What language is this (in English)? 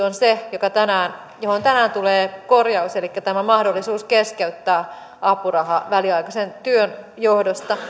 Finnish